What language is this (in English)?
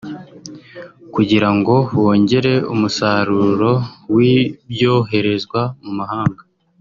Kinyarwanda